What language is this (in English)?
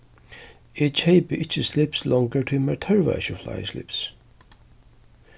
Faroese